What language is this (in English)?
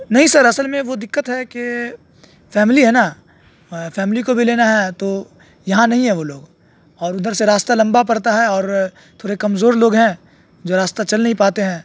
Urdu